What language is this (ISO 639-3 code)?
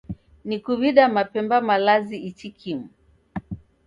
dav